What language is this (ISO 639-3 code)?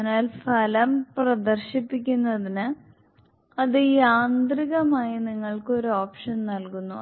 mal